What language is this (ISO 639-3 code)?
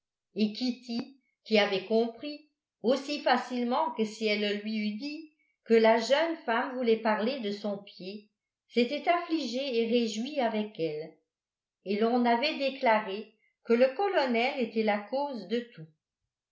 fra